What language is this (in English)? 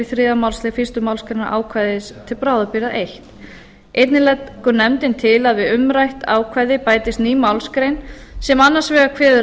Icelandic